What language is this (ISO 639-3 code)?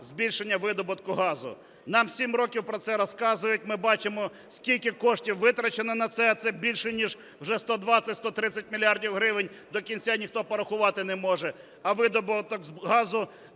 ukr